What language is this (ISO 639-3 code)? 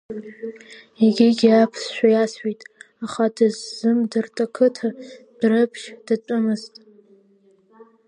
abk